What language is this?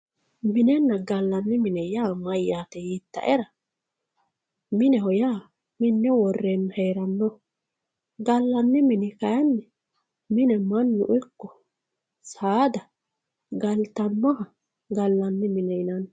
Sidamo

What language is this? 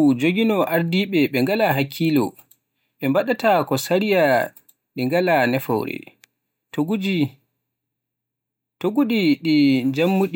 Borgu Fulfulde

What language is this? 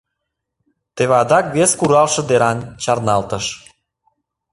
Mari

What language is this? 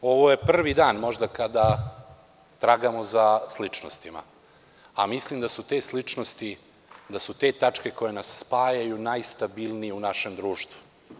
Serbian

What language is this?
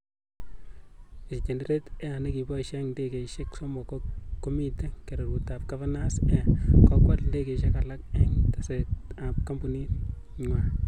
Kalenjin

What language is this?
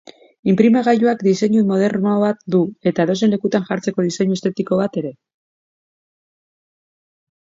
Basque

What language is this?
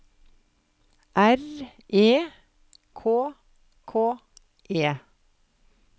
Norwegian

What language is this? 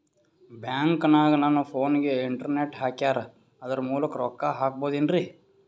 Kannada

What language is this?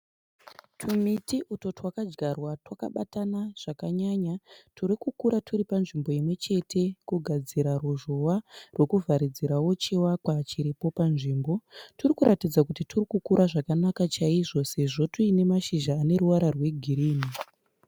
Shona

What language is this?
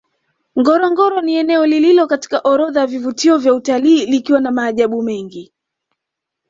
Swahili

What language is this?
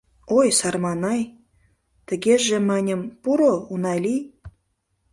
Mari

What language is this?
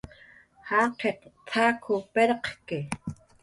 Jaqaru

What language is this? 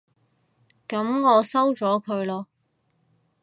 Cantonese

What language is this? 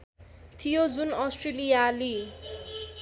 Nepali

